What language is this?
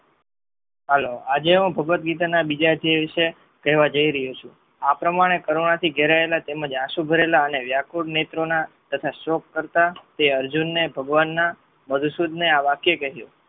Gujarati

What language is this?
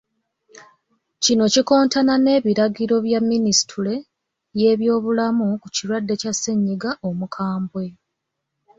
Ganda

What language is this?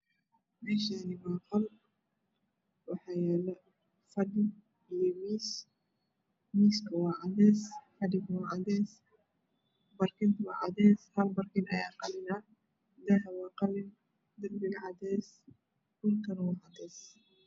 Somali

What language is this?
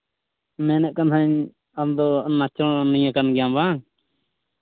Santali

